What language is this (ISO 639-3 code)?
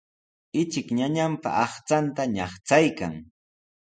qws